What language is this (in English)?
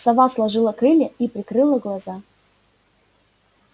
Russian